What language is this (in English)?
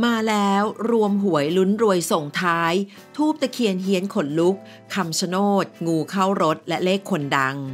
Thai